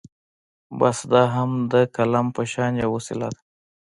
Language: Pashto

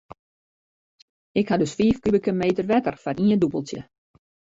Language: Western Frisian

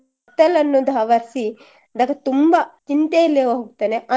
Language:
Kannada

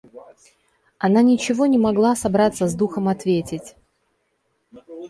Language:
Russian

